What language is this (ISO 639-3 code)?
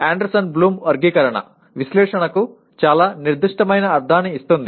tel